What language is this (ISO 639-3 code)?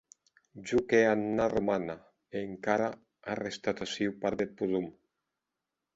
oci